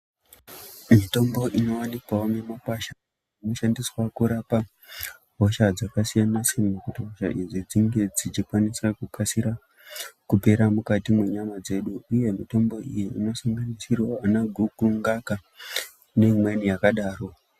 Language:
Ndau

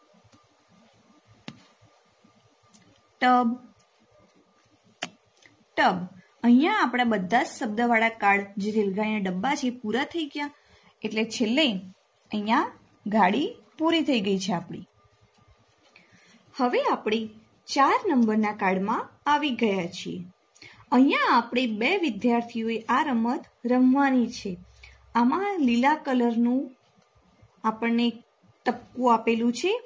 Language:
Gujarati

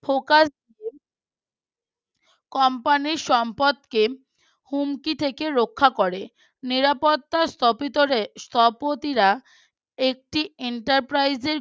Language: Bangla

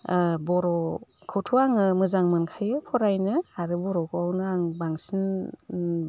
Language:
Bodo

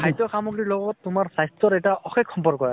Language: Assamese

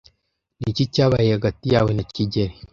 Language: Kinyarwanda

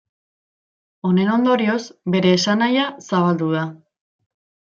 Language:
Basque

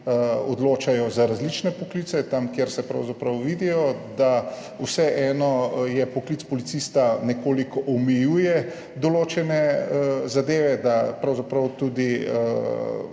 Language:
Slovenian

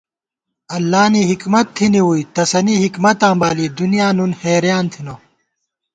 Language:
Gawar-Bati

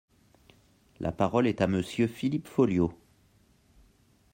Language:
French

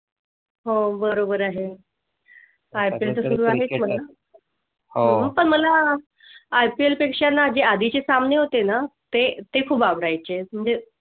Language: Marathi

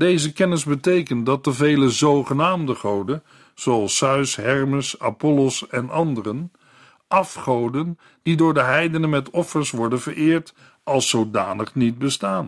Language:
Dutch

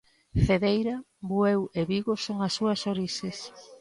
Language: Galician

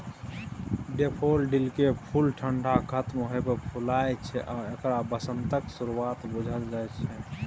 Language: Maithili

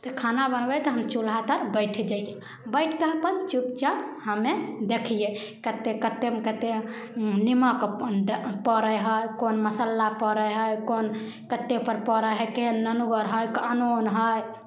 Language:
Maithili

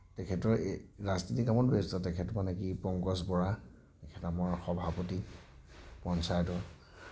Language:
Assamese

